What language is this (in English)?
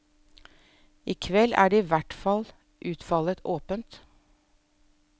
Norwegian